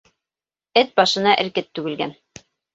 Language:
Bashkir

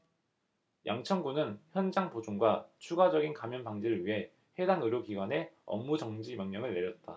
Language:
Korean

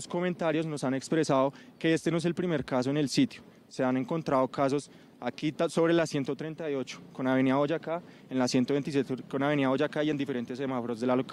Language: Spanish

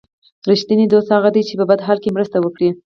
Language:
Pashto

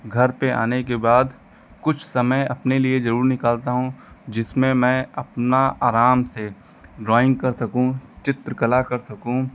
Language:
Hindi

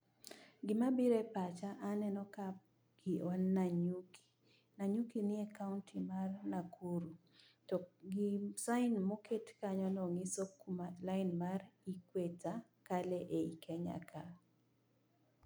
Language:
Luo (Kenya and Tanzania)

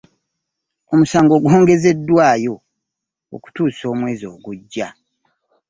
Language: Ganda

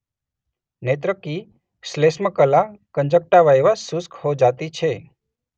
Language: Gujarati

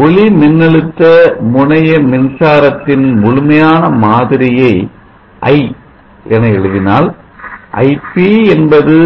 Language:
Tamil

